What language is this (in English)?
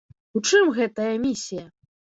Belarusian